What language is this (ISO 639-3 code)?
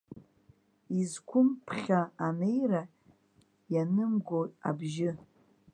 abk